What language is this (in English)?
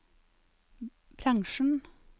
Norwegian